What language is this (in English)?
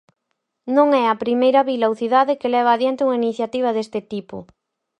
Galician